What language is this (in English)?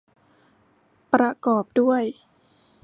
Thai